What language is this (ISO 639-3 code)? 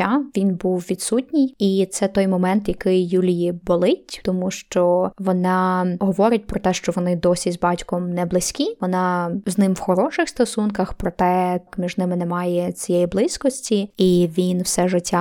ukr